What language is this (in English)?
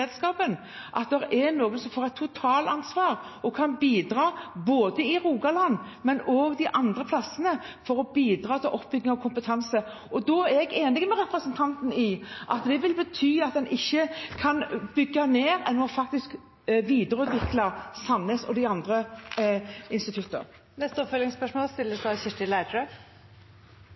Norwegian Bokmål